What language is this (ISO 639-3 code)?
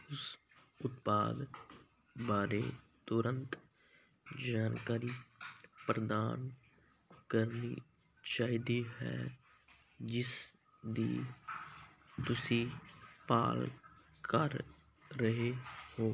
pan